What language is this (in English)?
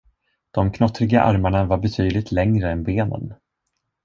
Swedish